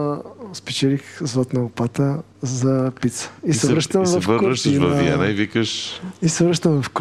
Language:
Bulgarian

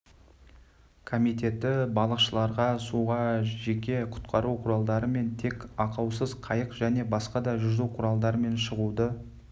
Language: Kazakh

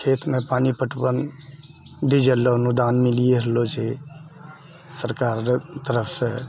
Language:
Maithili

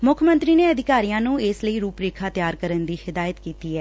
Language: Punjabi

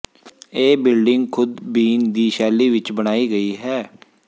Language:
Punjabi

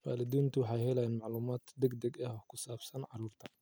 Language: Somali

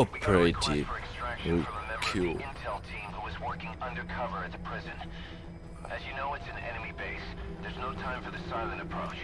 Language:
Vietnamese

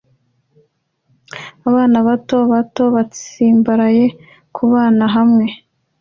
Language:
Kinyarwanda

